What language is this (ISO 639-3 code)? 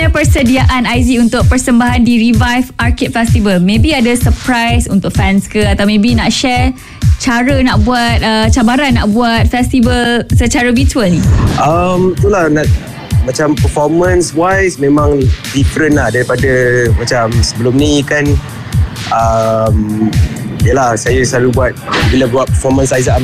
msa